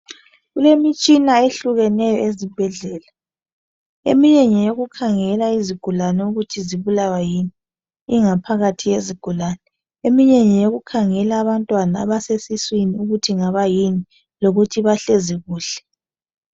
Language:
North Ndebele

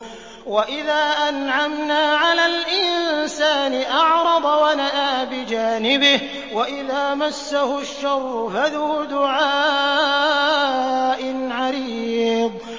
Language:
Arabic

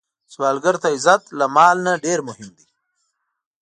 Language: Pashto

